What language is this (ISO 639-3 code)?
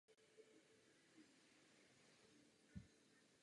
ces